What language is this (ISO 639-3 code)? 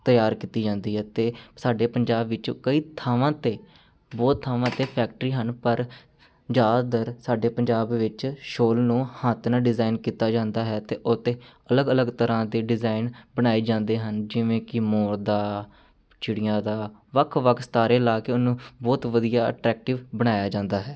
pan